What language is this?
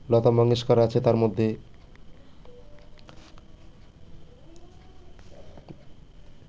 Bangla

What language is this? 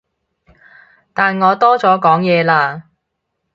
Cantonese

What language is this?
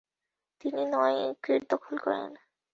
Bangla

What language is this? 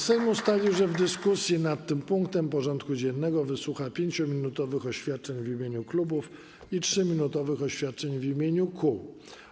Polish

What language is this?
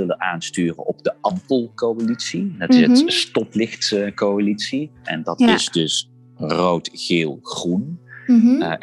Dutch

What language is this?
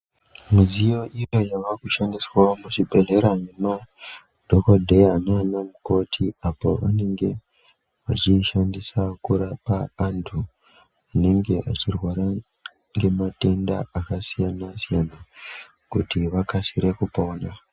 Ndau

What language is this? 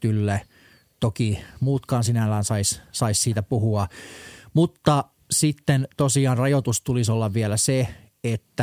Finnish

